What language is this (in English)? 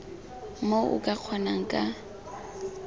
Tswana